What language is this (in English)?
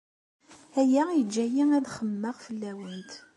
Kabyle